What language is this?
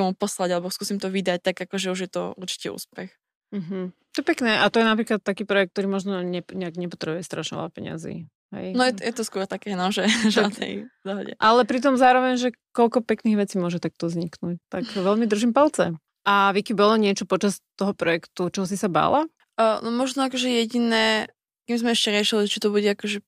Slovak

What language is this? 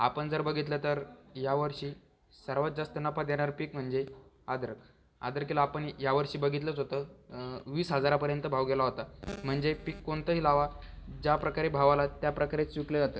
Marathi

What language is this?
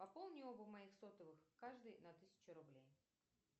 Russian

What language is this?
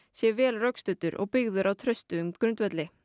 Icelandic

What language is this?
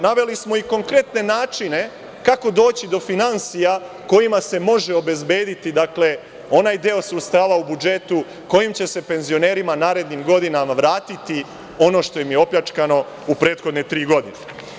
Serbian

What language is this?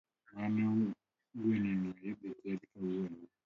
Luo (Kenya and Tanzania)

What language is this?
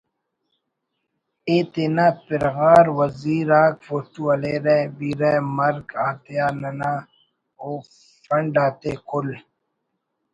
Brahui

